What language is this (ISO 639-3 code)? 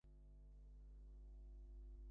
ben